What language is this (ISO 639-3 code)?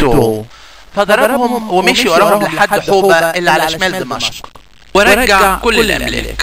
ara